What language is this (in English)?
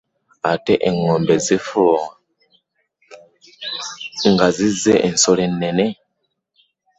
Ganda